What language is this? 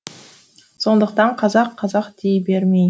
Kazakh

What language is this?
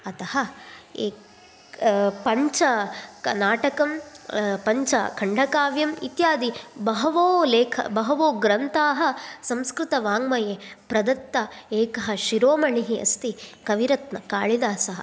Sanskrit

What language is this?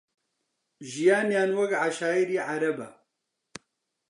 Central Kurdish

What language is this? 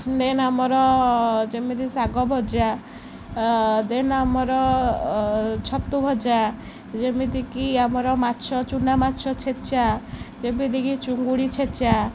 Odia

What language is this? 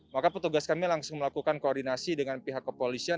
Indonesian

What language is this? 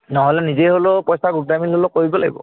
Assamese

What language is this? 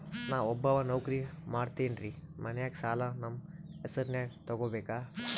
Kannada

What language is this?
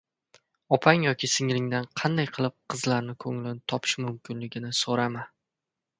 Uzbek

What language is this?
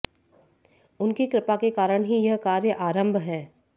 Hindi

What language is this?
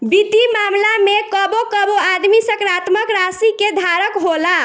Bhojpuri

